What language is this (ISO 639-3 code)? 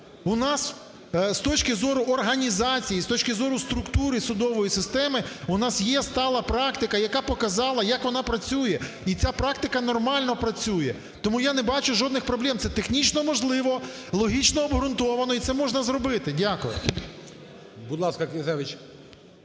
ukr